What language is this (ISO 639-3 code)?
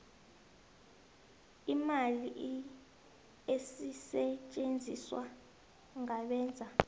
nbl